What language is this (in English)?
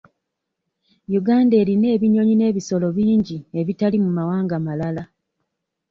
Ganda